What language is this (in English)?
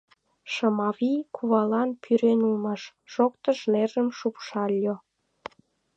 Mari